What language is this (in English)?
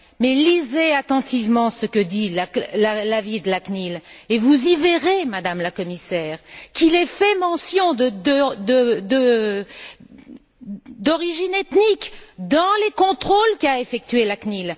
French